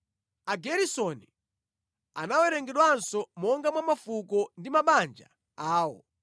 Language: Nyanja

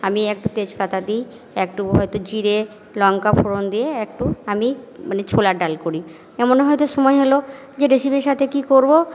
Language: Bangla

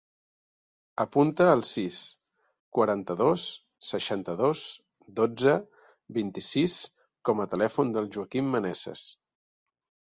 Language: Catalan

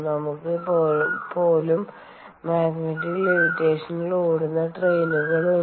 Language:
Malayalam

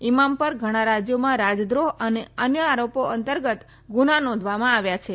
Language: Gujarati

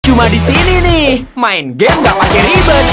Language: Indonesian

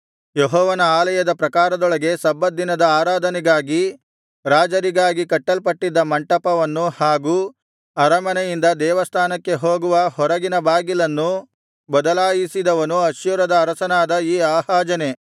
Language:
Kannada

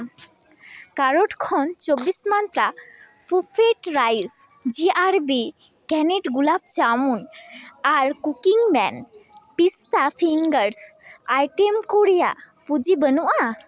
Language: Santali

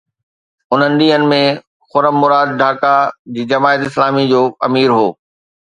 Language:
Sindhi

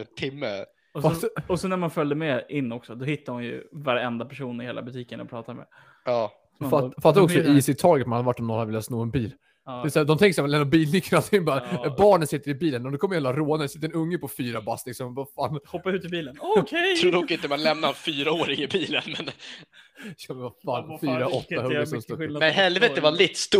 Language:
Swedish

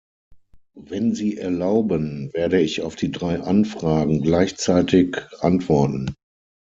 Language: German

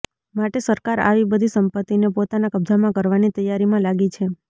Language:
Gujarati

